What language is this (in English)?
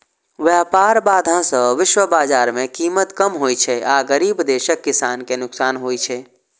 Maithili